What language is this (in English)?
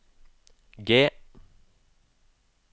Norwegian